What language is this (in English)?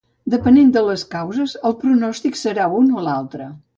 Catalan